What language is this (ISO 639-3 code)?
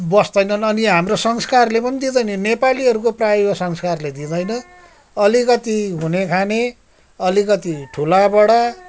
nep